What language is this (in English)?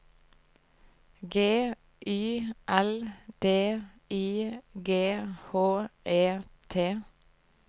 Norwegian